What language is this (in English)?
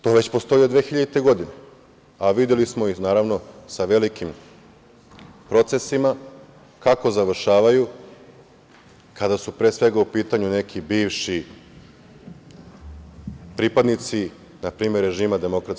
Serbian